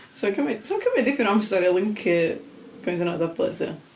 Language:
Welsh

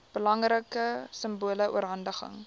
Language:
Afrikaans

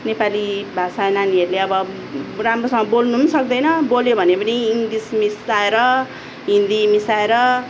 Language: Nepali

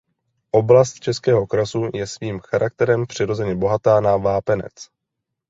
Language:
Czech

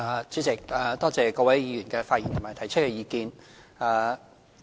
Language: Cantonese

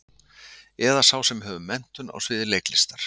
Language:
Icelandic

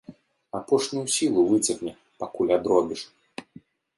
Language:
Belarusian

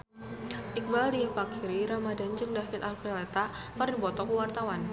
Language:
Sundanese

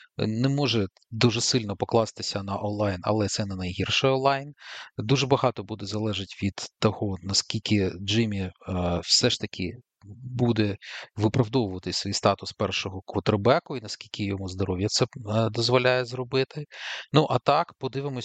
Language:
Ukrainian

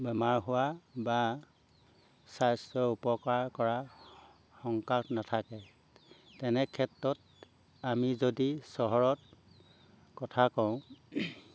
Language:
Assamese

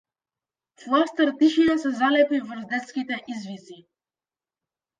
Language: Macedonian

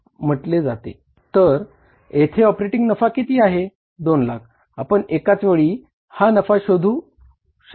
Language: Marathi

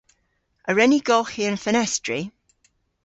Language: Cornish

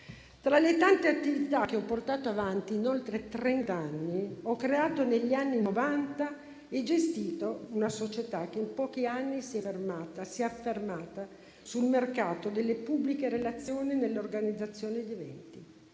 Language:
Italian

